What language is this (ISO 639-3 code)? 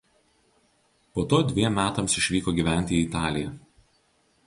lit